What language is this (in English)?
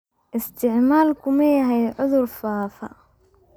Somali